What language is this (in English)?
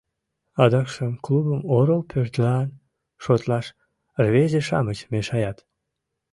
Mari